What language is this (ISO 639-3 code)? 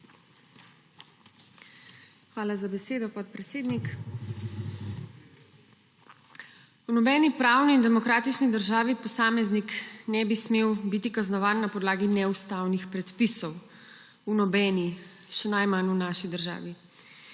slv